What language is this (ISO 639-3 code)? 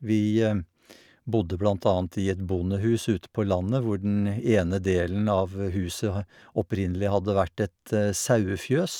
nor